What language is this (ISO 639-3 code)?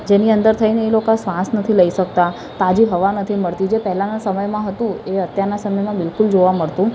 guj